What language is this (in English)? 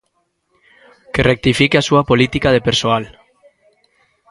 Galician